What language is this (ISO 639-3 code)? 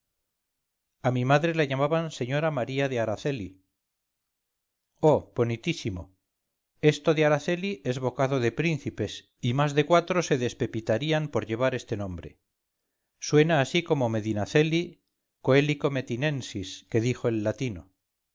spa